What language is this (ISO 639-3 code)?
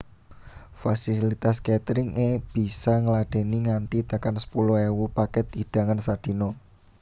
jav